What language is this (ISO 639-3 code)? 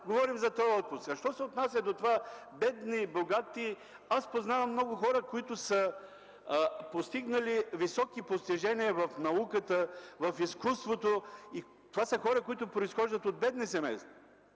bul